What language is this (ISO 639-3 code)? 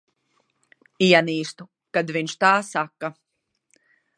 lav